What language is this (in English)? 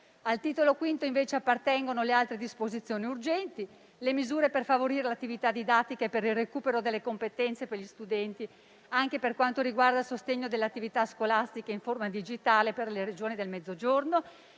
Italian